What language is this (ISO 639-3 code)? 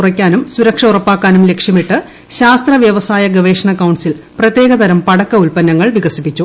mal